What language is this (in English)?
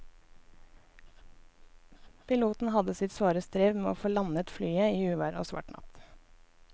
Norwegian